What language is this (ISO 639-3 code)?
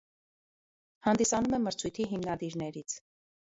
hye